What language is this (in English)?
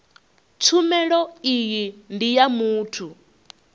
Venda